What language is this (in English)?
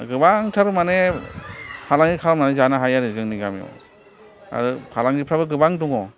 Bodo